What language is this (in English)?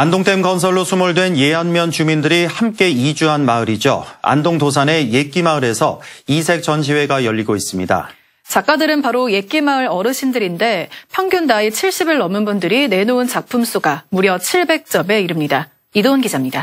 Korean